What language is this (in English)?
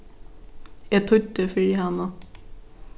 Faroese